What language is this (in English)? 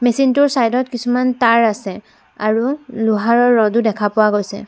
Assamese